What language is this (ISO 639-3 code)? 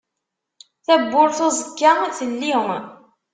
kab